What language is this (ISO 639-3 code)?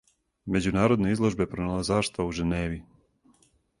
srp